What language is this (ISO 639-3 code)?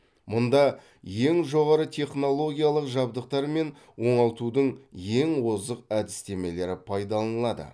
kaz